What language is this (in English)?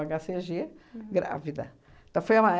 Portuguese